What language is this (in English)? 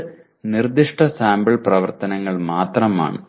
Malayalam